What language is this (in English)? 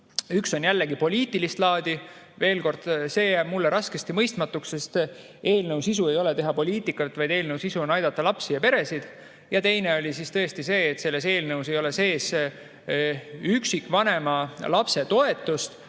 Estonian